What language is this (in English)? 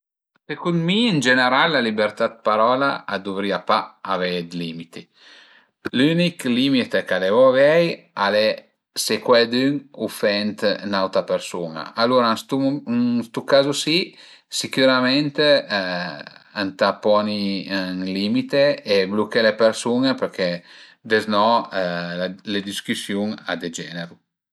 Piedmontese